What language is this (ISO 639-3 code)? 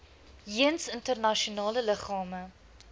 afr